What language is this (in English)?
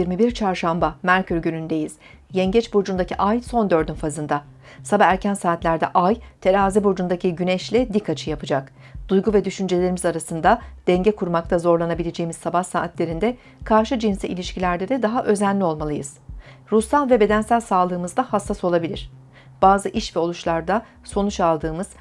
Turkish